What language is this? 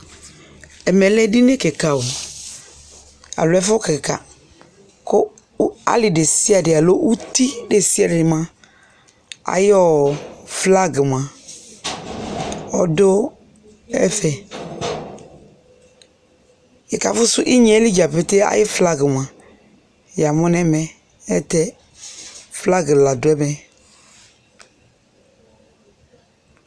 Ikposo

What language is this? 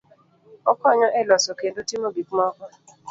Luo (Kenya and Tanzania)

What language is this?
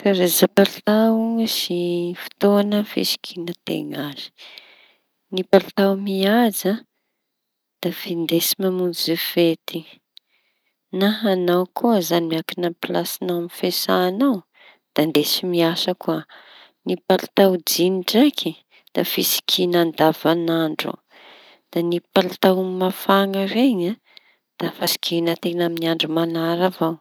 Tanosy Malagasy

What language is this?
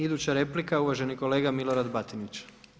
Croatian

